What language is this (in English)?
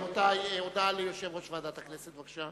Hebrew